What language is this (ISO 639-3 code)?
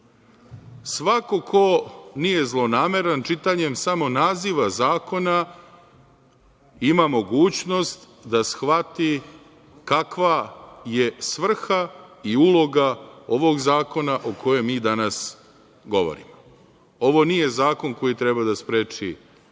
srp